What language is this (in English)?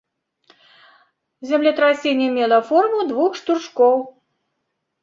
Belarusian